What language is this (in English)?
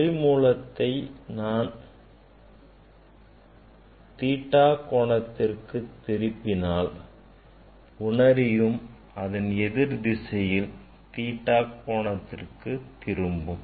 Tamil